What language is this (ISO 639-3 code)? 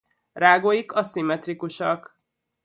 hun